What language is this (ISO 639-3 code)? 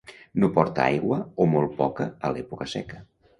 cat